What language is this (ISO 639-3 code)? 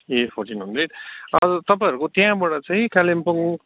nep